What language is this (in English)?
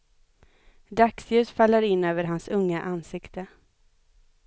Swedish